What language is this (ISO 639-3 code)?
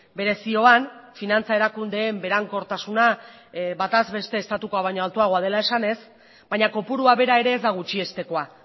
eus